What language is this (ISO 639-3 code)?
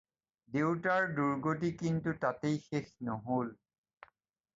asm